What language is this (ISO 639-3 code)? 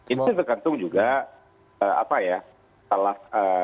ind